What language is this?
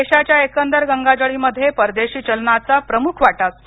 Marathi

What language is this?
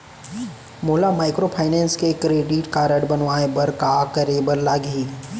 Chhattisgarhi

